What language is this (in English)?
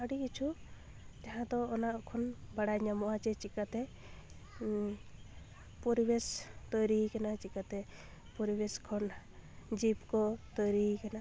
Santali